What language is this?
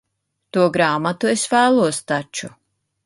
Latvian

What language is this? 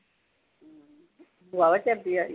Punjabi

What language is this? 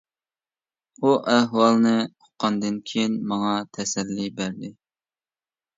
Uyghur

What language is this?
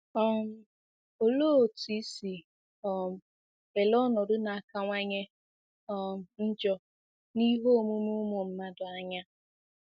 Igbo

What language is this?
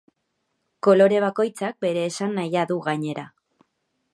Basque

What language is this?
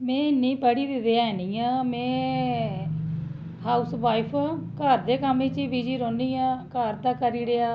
Dogri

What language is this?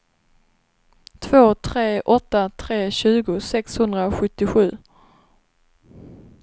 Swedish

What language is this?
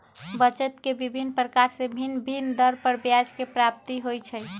Magahi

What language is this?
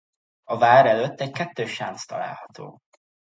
Hungarian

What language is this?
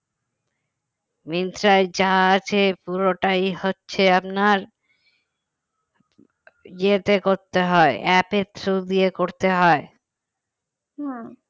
Bangla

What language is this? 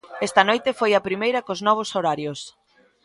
Galician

